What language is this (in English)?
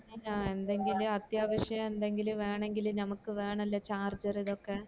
Malayalam